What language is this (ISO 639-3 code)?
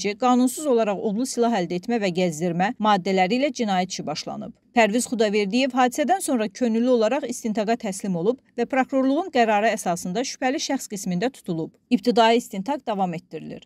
tur